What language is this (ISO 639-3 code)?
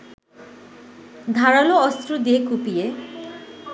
ben